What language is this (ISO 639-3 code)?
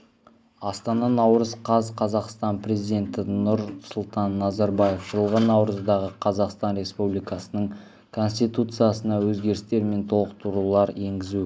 kaz